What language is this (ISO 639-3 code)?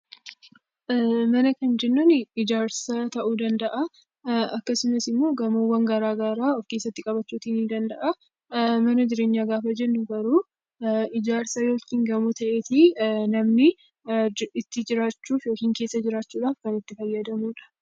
orm